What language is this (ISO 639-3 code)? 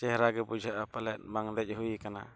sat